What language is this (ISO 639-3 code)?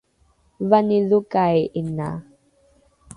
dru